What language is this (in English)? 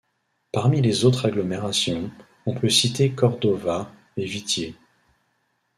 French